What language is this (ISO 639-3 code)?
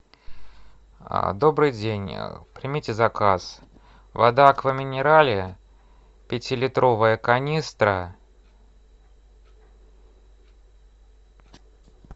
rus